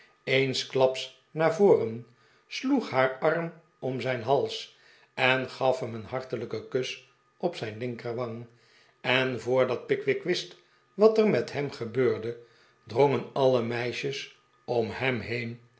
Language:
Dutch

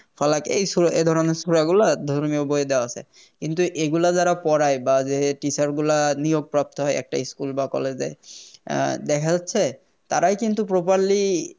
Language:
Bangla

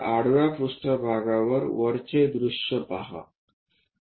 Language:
Marathi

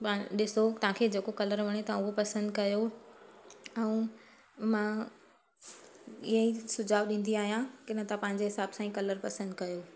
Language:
Sindhi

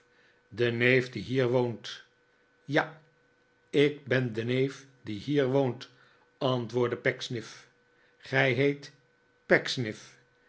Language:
Dutch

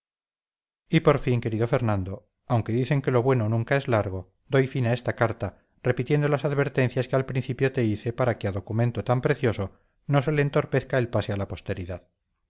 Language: Spanish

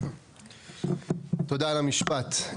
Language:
Hebrew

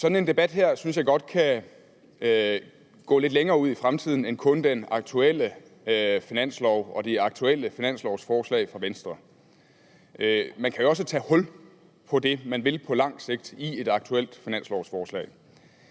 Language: Danish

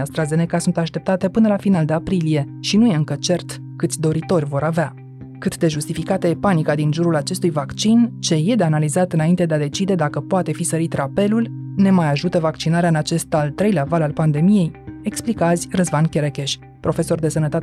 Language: Romanian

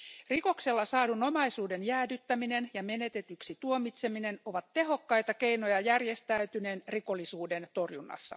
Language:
Finnish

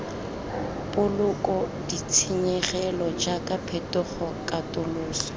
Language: Tswana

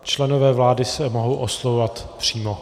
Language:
Czech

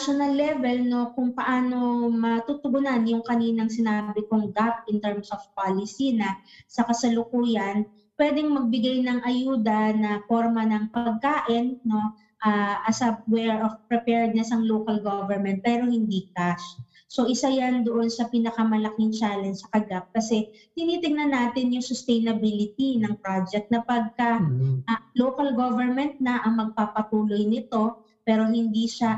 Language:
Filipino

